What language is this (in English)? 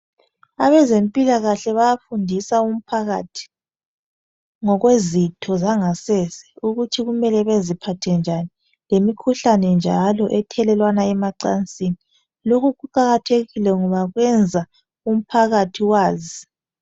North Ndebele